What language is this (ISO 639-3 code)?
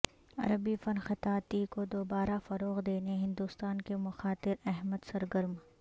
urd